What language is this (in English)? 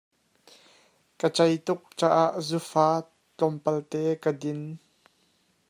Hakha Chin